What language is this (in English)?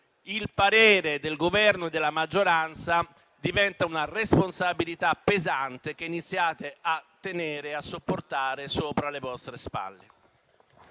Italian